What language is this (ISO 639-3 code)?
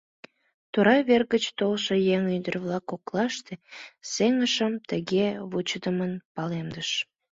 chm